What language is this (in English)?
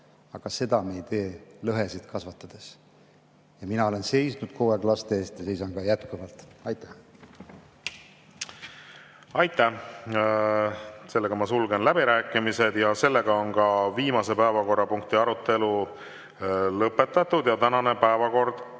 Estonian